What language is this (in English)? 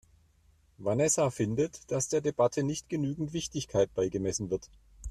German